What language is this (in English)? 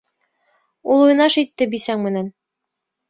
Bashkir